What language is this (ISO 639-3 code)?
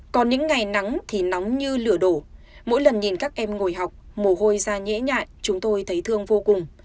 vie